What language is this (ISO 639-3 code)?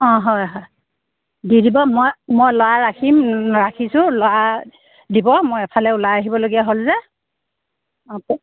asm